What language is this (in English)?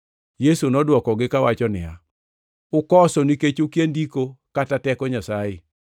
Luo (Kenya and Tanzania)